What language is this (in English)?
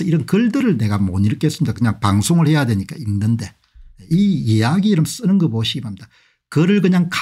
Korean